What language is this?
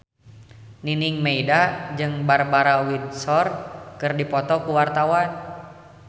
Sundanese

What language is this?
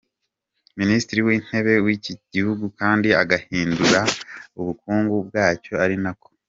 Kinyarwanda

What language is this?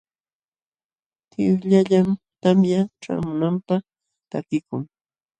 Jauja Wanca Quechua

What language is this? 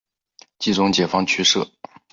Chinese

